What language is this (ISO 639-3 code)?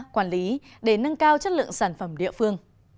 vie